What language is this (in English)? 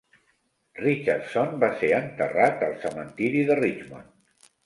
Catalan